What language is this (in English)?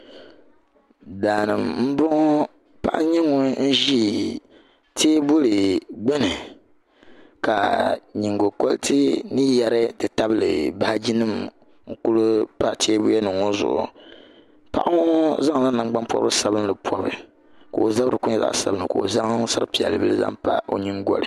Dagbani